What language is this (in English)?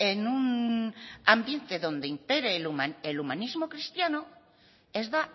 Spanish